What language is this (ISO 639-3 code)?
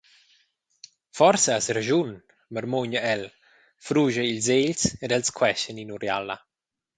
roh